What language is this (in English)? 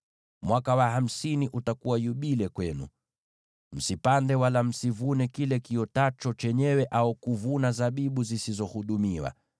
Swahili